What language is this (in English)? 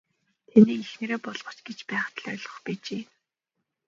Mongolian